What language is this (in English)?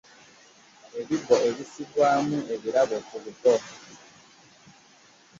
Ganda